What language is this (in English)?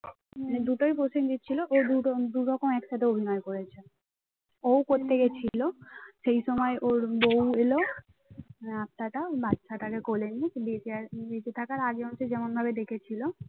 Bangla